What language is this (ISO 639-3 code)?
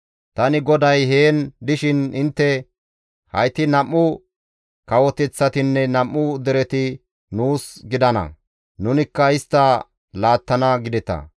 gmv